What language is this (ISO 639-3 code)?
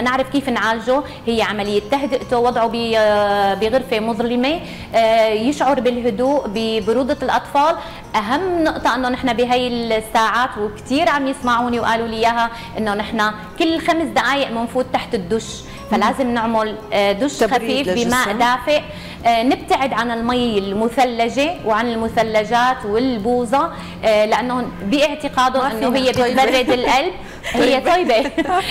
ara